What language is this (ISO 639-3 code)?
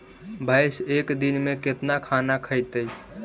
mag